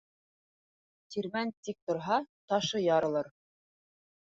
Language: Bashkir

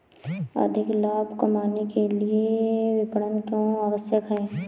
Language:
Hindi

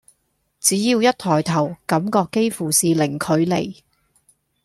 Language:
Cantonese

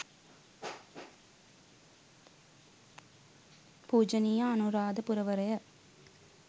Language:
Sinhala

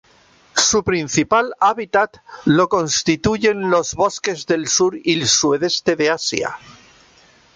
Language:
Spanish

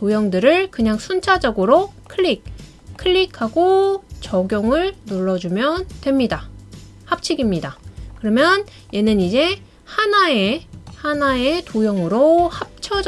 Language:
Korean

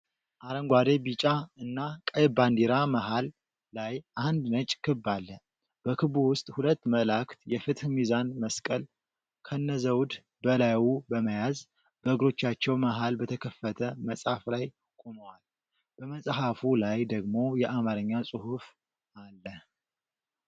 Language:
Amharic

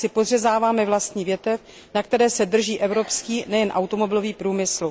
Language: Czech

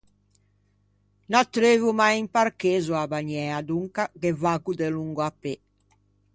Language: Ligurian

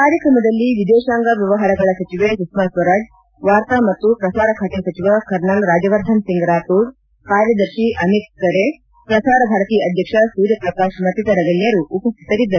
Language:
Kannada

